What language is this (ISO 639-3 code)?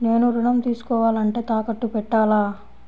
tel